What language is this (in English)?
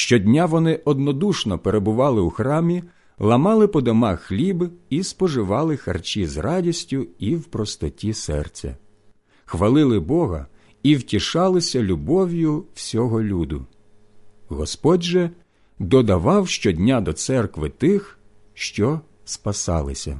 Ukrainian